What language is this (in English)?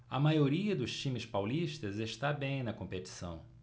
Portuguese